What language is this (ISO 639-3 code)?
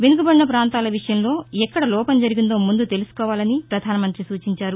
tel